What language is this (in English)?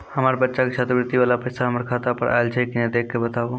Maithili